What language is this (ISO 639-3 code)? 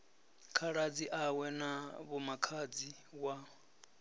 ven